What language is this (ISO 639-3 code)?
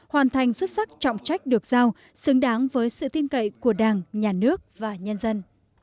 vie